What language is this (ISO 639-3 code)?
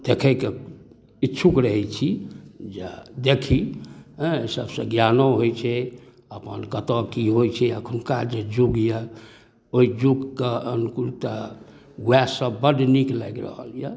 mai